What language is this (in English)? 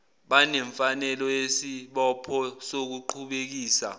Zulu